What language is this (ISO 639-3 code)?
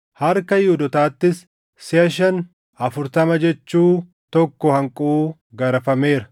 orm